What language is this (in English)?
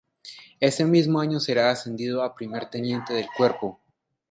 Spanish